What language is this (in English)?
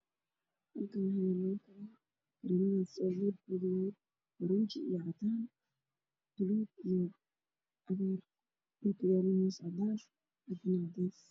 Somali